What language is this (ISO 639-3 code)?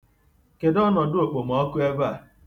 ibo